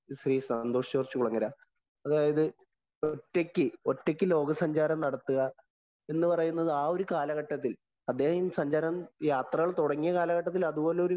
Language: Malayalam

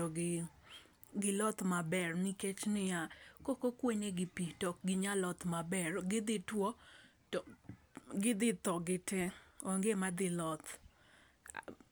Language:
Luo (Kenya and Tanzania)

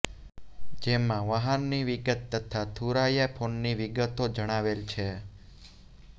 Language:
Gujarati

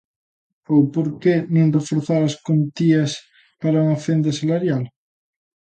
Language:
Galician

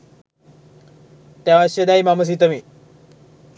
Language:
Sinhala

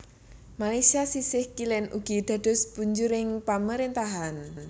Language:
Javanese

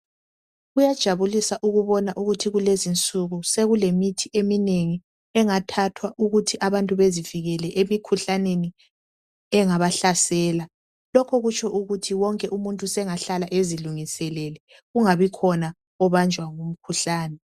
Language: North Ndebele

